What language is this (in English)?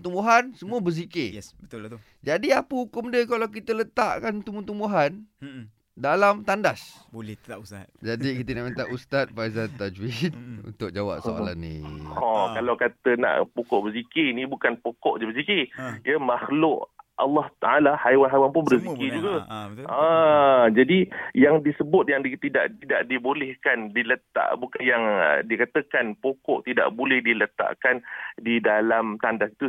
Malay